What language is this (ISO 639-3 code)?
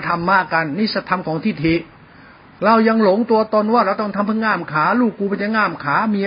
tha